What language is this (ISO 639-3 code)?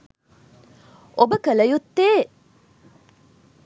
sin